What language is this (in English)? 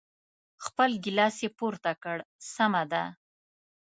Pashto